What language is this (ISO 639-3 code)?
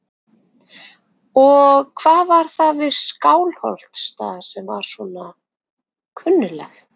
isl